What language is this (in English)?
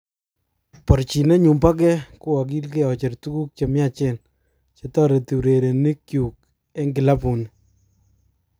Kalenjin